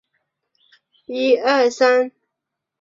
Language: Chinese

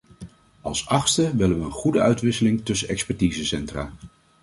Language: Dutch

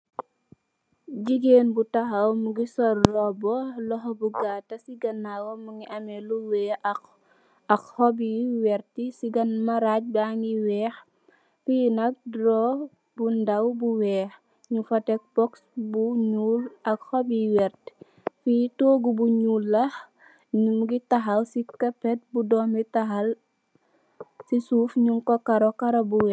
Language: Wolof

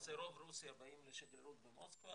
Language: Hebrew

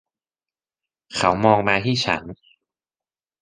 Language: Thai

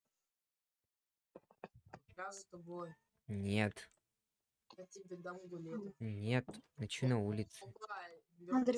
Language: Russian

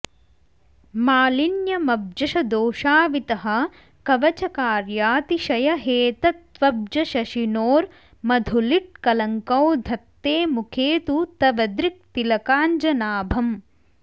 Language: Sanskrit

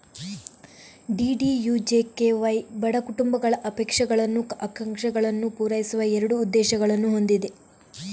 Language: Kannada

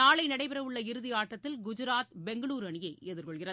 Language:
Tamil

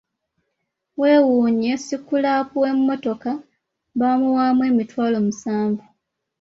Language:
Ganda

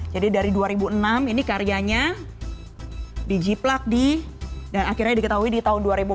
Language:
Indonesian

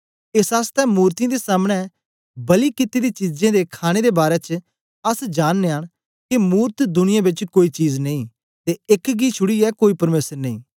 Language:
Dogri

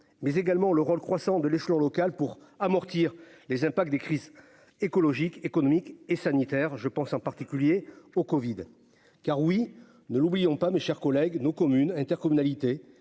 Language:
French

